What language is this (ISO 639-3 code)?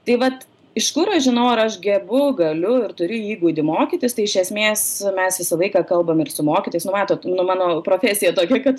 lit